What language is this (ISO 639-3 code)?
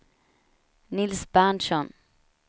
swe